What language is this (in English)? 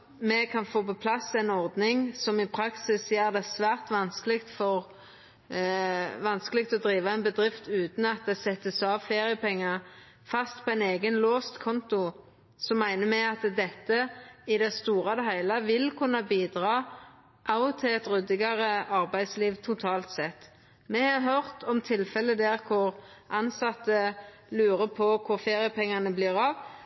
Norwegian Nynorsk